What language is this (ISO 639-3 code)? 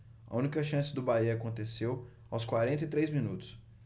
por